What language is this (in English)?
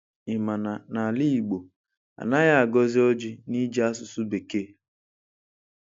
Igbo